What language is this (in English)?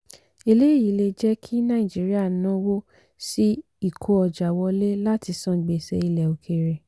Yoruba